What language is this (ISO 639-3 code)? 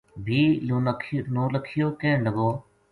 gju